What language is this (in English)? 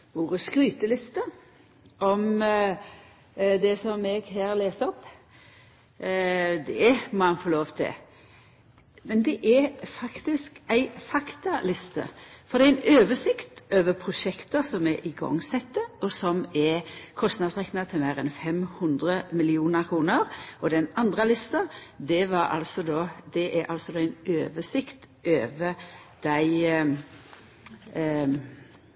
Norwegian Nynorsk